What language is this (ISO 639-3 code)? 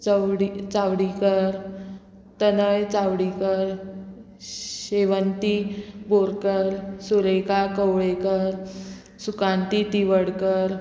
kok